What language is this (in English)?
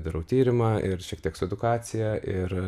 Lithuanian